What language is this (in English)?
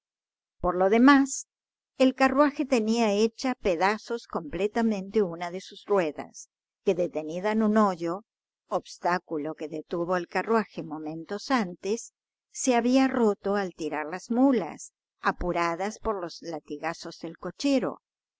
Spanish